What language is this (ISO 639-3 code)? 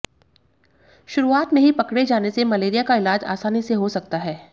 hin